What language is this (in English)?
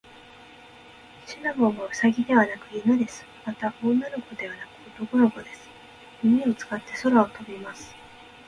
Japanese